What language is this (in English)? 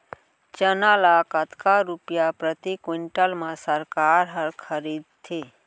Chhattisgarhi